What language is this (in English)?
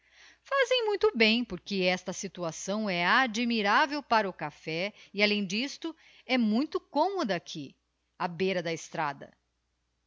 Portuguese